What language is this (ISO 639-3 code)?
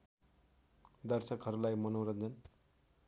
nep